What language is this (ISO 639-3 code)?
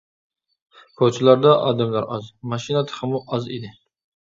uig